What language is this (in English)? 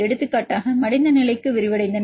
Tamil